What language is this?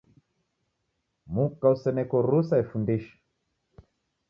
Taita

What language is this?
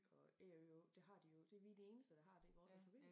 Danish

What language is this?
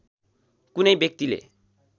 Nepali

